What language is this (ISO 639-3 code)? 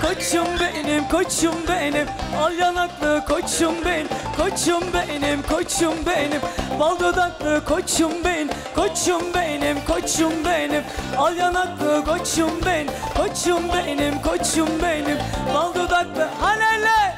tur